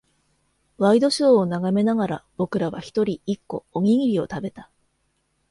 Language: Japanese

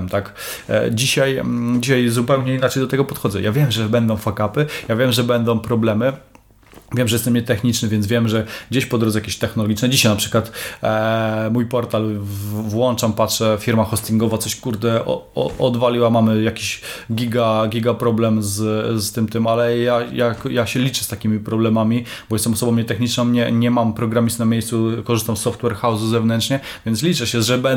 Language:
Polish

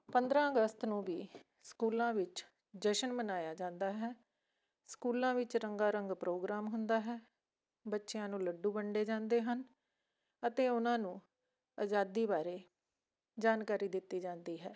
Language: Punjabi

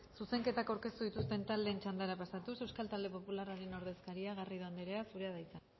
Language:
Basque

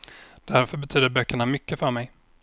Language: Swedish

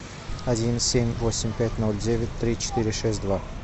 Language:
Russian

